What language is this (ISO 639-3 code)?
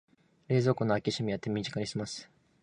jpn